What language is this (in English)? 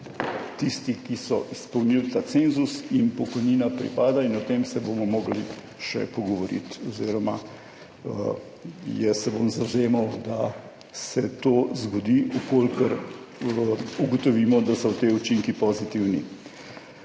Slovenian